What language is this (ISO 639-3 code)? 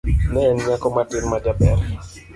luo